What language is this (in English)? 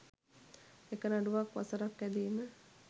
Sinhala